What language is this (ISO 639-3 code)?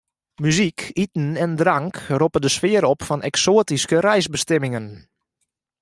fry